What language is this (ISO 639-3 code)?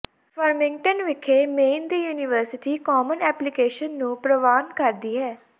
pan